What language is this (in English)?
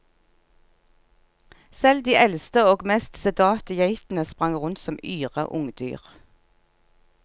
Norwegian